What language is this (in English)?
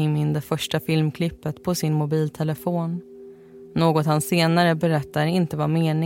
Swedish